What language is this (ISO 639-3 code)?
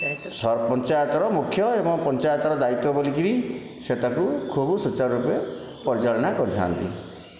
ori